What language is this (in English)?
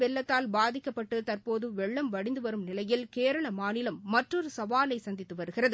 Tamil